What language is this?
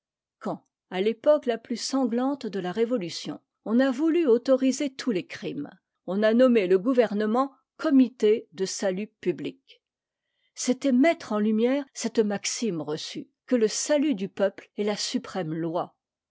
French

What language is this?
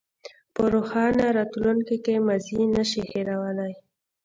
Pashto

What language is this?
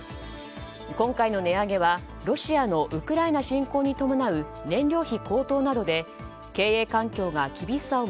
Japanese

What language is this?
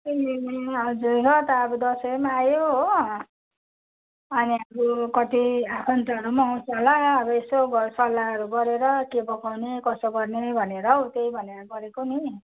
Nepali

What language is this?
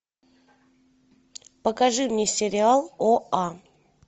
Russian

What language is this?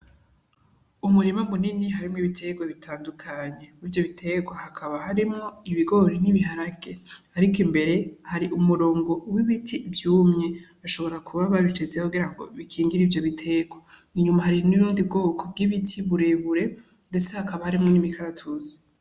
Rundi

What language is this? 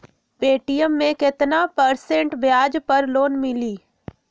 Magahi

